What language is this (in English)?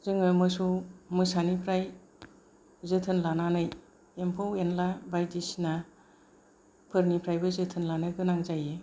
Bodo